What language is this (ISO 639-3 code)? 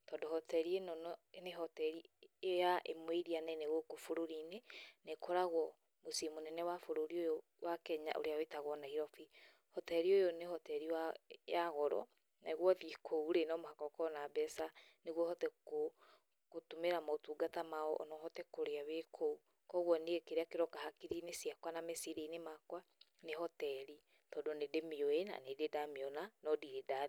kik